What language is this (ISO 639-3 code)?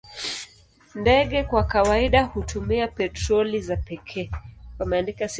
swa